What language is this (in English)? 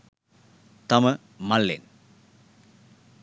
Sinhala